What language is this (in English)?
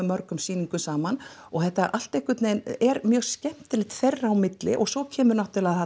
Icelandic